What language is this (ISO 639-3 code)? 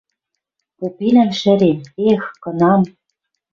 mrj